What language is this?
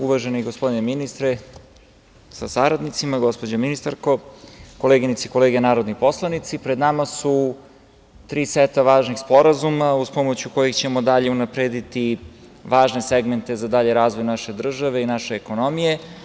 Serbian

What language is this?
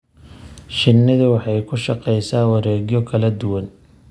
Somali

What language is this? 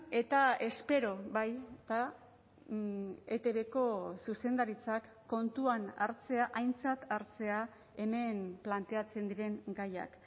Basque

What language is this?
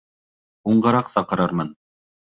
Bashkir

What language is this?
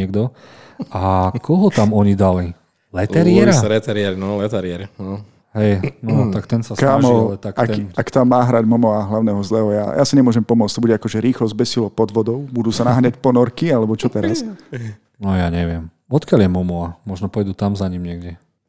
Slovak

